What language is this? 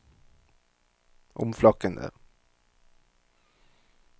Norwegian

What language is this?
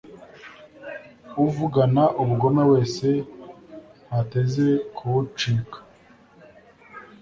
Kinyarwanda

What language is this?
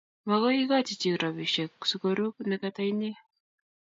Kalenjin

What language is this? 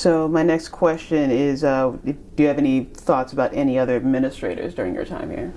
English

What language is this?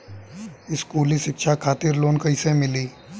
Bhojpuri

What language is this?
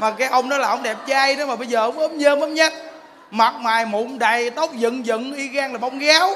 Vietnamese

